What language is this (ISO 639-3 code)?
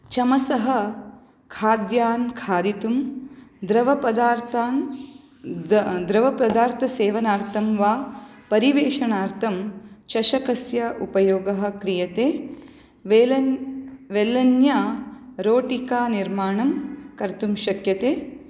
san